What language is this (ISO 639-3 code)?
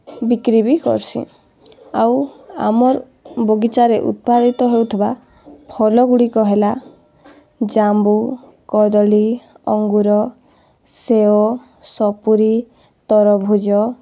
ori